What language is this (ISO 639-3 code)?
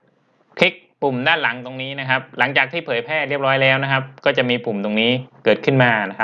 tha